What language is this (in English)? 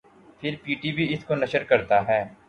Urdu